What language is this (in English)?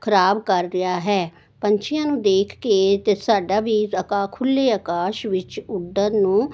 Punjabi